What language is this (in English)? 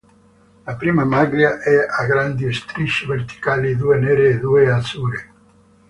Italian